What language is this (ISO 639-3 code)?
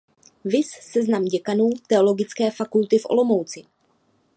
ces